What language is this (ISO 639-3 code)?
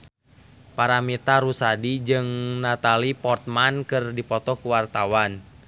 sun